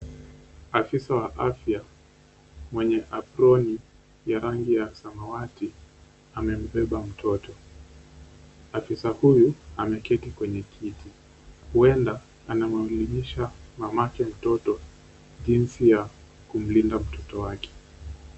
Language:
Swahili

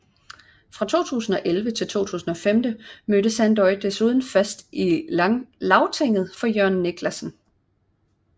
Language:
Danish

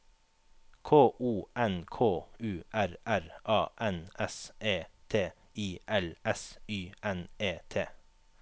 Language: Norwegian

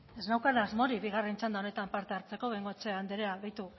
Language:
Basque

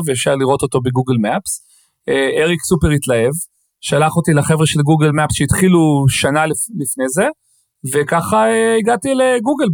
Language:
Hebrew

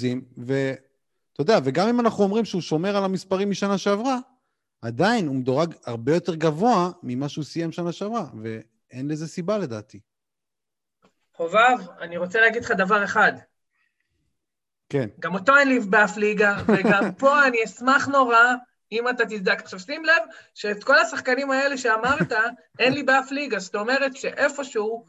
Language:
Hebrew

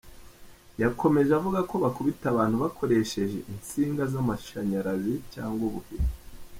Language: Kinyarwanda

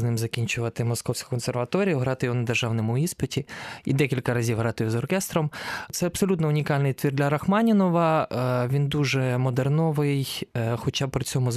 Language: Ukrainian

